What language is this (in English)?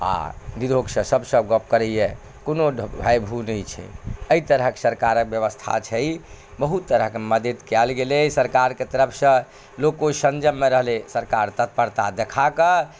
Maithili